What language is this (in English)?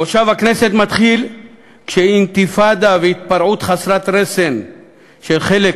Hebrew